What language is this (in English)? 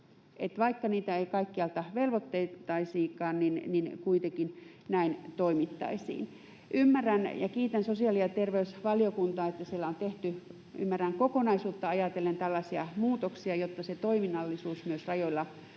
Finnish